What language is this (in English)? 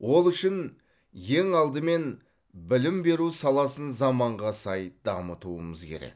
Kazakh